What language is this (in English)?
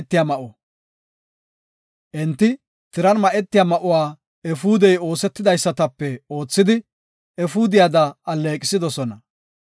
Gofa